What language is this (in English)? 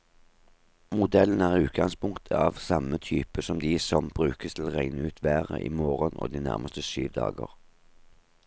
Norwegian